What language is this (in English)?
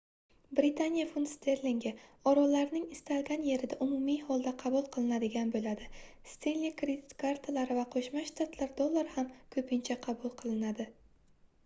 Uzbek